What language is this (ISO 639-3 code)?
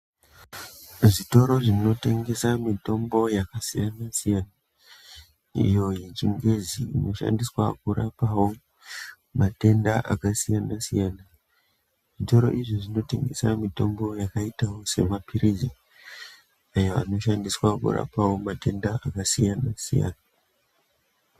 ndc